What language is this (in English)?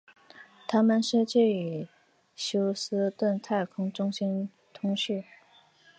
Chinese